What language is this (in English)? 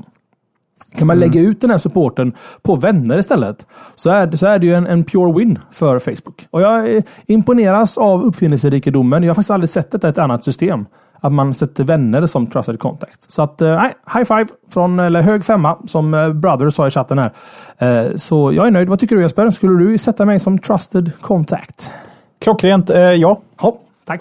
Swedish